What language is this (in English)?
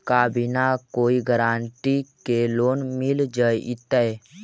Magahi